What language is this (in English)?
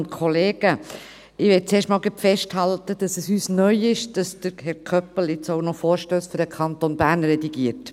Swiss German